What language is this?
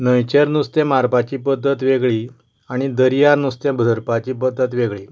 Konkani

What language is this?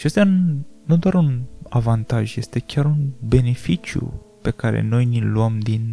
Romanian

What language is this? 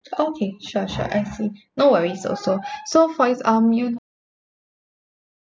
English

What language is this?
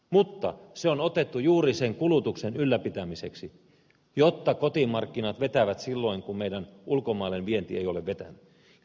Finnish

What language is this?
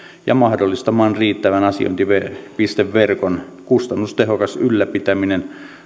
Finnish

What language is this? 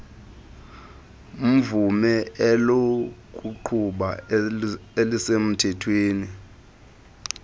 Xhosa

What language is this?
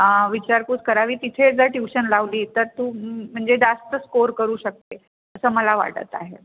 Marathi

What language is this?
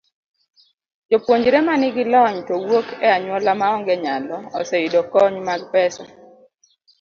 Luo (Kenya and Tanzania)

